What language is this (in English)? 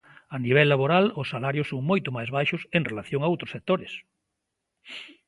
Galician